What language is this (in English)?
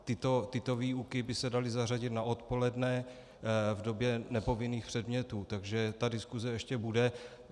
Czech